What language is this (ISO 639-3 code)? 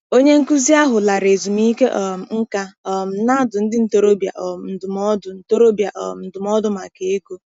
ibo